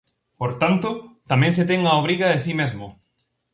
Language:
Galician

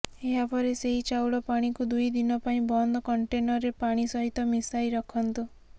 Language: Odia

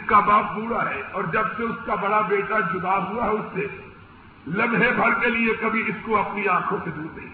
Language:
Urdu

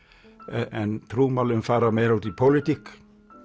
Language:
Icelandic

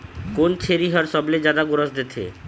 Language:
Chhattisgarhi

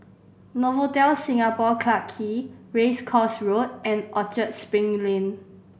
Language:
English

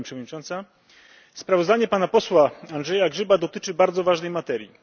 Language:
Polish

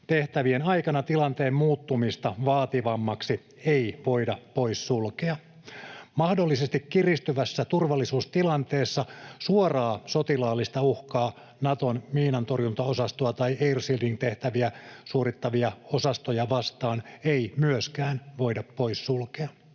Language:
Finnish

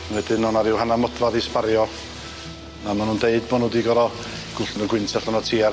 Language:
Welsh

